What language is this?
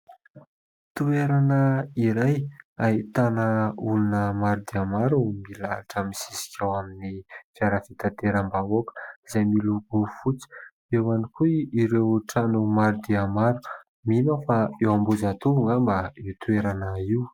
Malagasy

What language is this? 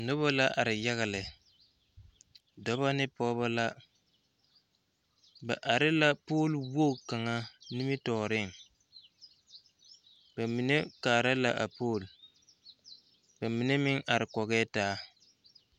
Southern Dagaare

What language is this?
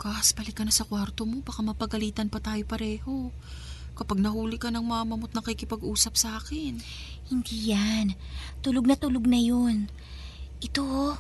Filipino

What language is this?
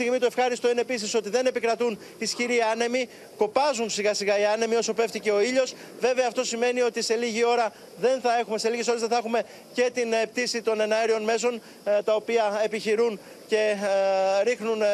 Greek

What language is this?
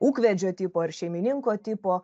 Lithuanian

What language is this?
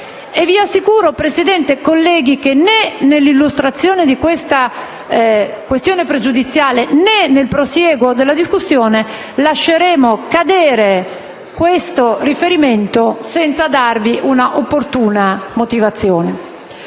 Italian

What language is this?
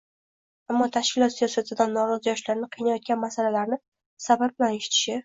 Uzbek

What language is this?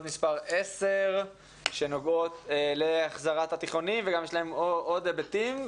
Hebrew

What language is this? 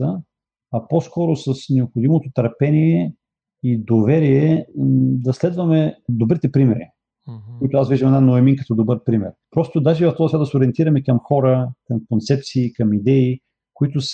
Bulgarian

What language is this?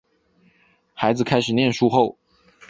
Chinese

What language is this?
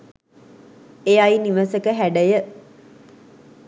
Sinhala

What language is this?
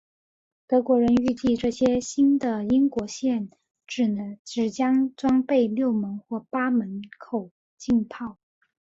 Chinese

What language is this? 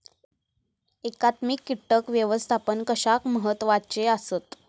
Marathi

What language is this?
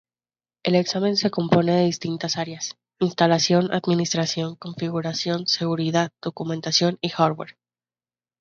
Spanish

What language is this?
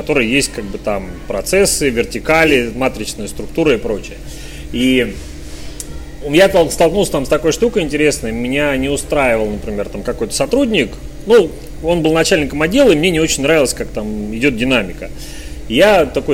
Russian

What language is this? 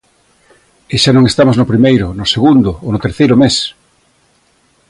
Galician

